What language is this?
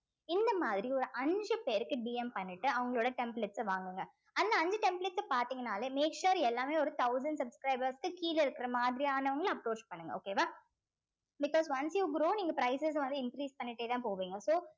Tamil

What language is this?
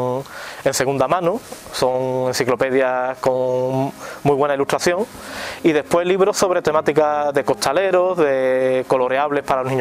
Spanish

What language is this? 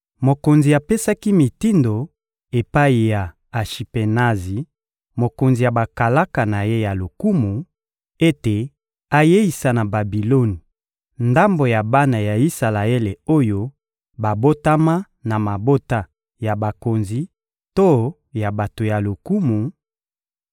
Lingala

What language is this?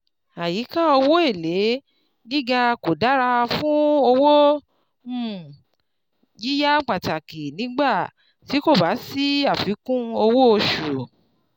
Yoruba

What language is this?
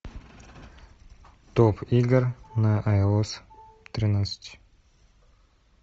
Russian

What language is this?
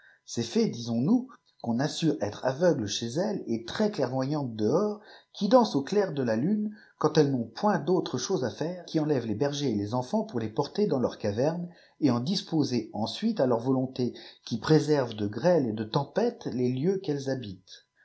French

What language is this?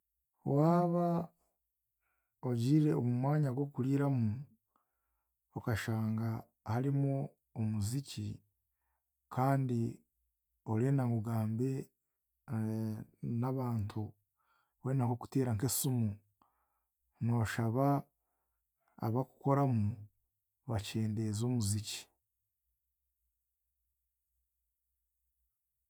Chiga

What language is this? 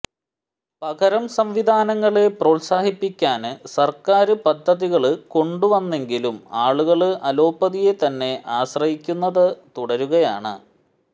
Malayalam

